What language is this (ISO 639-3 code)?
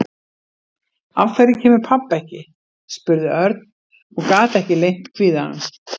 isl